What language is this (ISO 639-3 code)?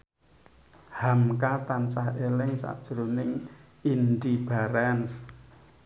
jav